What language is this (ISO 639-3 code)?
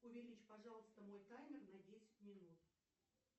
rus